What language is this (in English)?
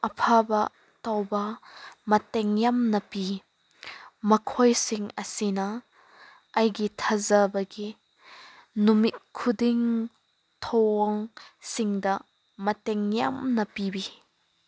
Manipuri